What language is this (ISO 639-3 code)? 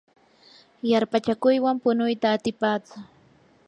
qur